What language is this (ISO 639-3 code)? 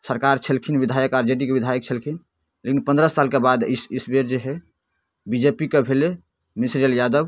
mai